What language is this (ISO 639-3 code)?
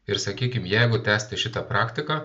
lit